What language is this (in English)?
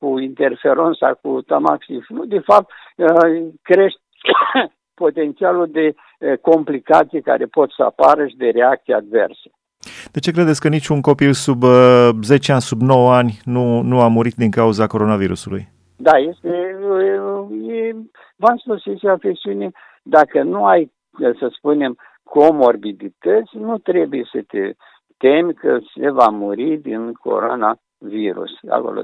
Romanian